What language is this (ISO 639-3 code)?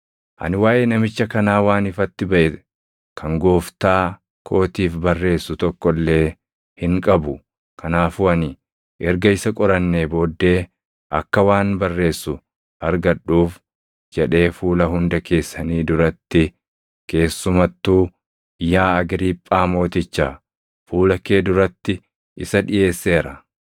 orm